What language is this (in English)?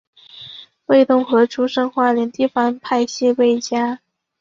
Chinese